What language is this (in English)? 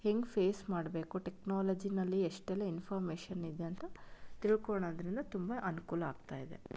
Kannada